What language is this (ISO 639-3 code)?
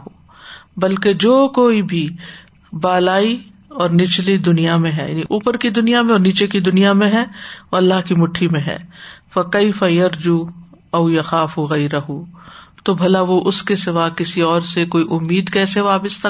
urd